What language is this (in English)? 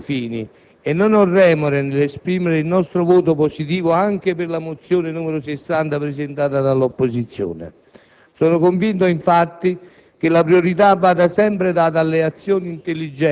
Italian